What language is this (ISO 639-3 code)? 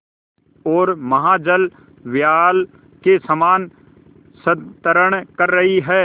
hin